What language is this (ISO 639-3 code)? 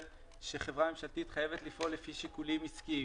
heb